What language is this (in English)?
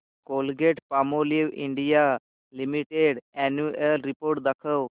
Marathi